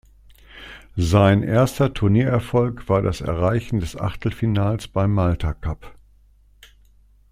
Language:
German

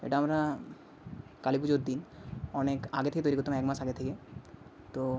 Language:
Bangla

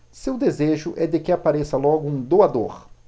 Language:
Portuguese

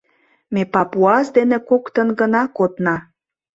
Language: Mari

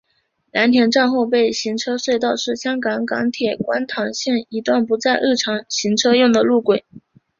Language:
Chinese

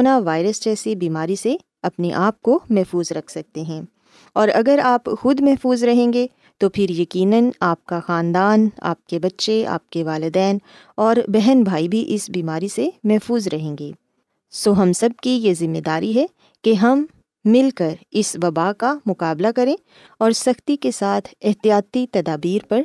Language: Urdu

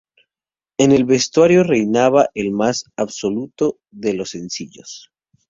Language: Spanish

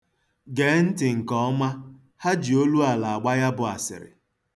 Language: Igbo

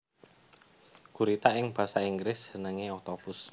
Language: Javanese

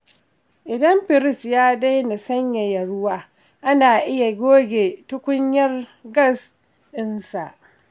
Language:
Hausa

